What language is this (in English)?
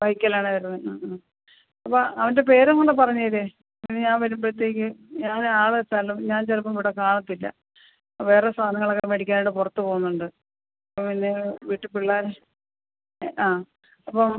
Malayalam